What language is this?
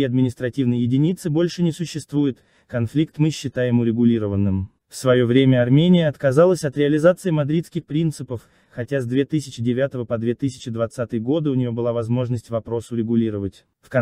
Russian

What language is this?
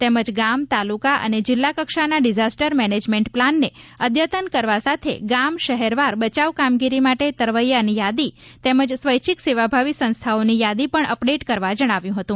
Gujarati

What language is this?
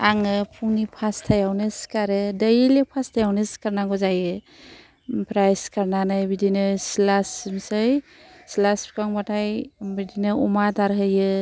Bodo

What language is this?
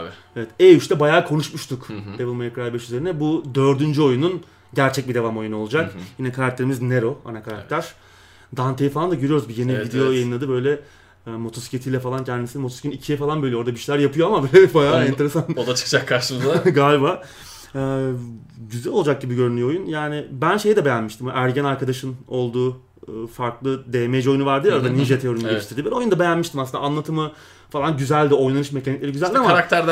Turkish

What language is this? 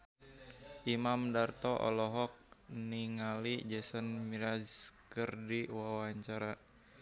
Sundanese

